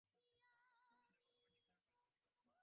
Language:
Bangla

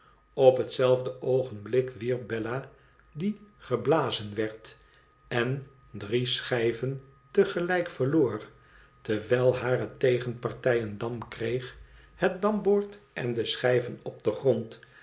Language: Dutch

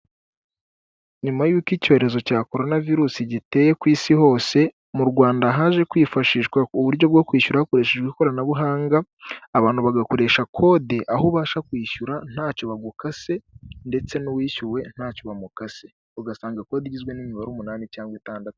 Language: Kinyarwanda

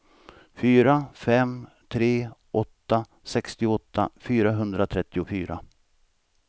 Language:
Swedish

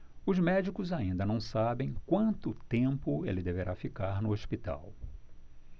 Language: Portuguese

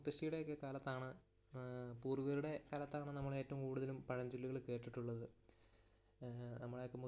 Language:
Malayalam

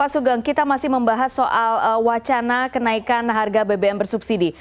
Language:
Indonesian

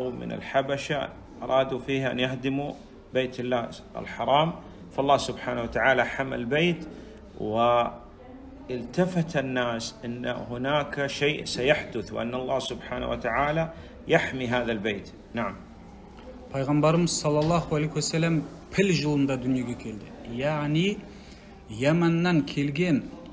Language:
Arabic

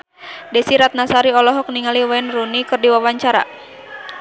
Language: Sundanese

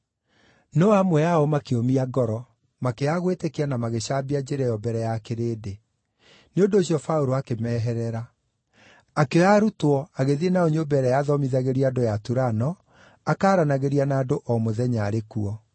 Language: Kikuyu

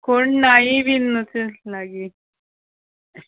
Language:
Konkani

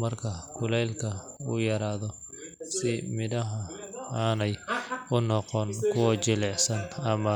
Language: Somali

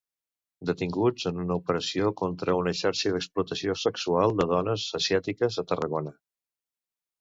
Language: Catalan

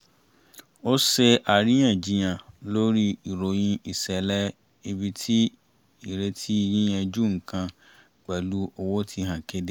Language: Yoruba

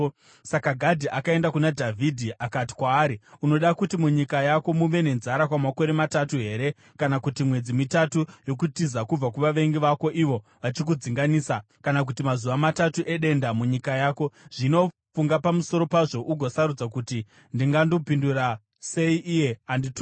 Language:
Shona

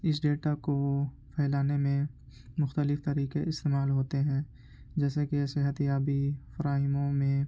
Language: Urdu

